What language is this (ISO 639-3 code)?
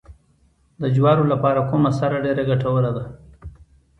pus